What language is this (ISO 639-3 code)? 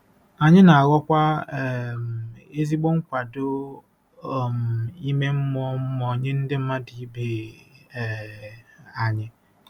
ibo